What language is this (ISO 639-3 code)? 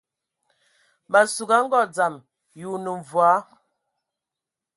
ewo